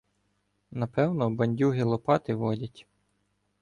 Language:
Ukrainian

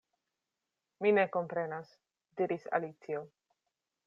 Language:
Esperanto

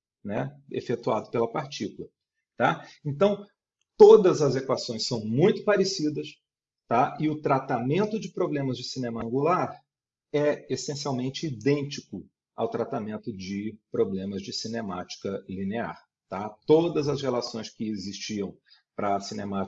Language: Portuguese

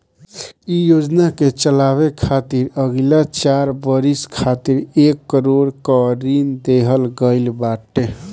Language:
Bhojpuri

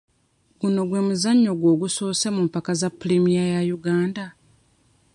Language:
Ganda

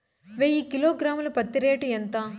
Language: Telugu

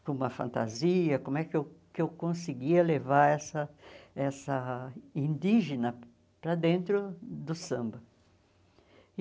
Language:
Portuguese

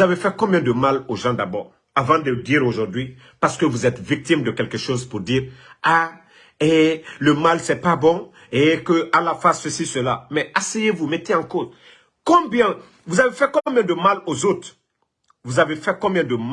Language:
French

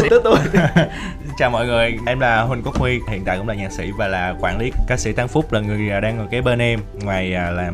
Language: Vietnamese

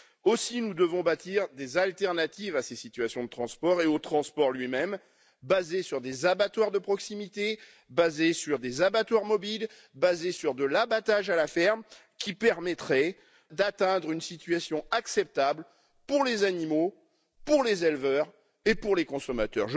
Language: French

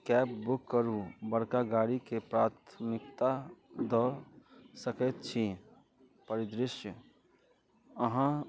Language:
Maithili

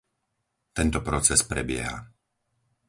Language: Slovak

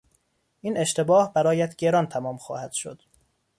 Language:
Persian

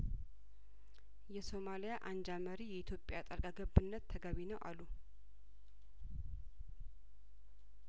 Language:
Amharic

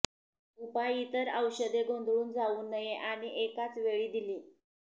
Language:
Marathi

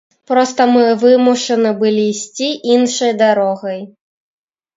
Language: Belarusian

